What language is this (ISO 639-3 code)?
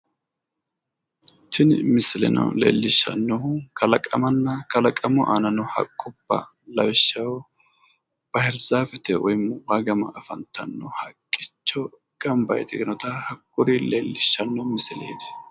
sid